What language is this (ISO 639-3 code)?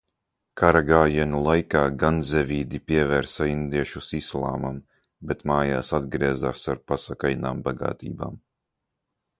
lav